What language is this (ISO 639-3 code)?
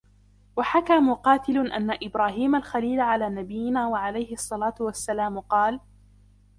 ara